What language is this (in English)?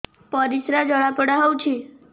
Odia